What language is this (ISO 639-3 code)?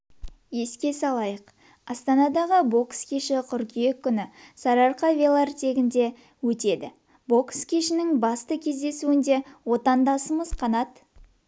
kaz